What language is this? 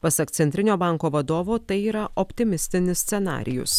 Lithuanian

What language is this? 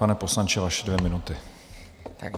Czech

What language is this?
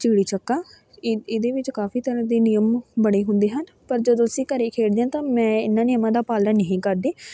Punjabi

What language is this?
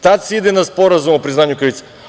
Serbian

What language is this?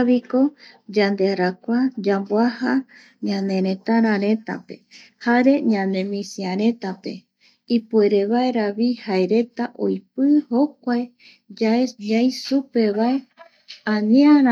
Eastern Bolivian Guaraní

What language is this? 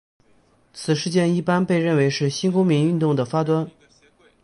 Chinese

